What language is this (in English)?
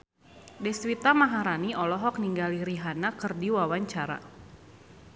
Sundanese